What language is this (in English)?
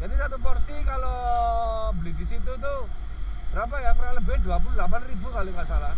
Indonesian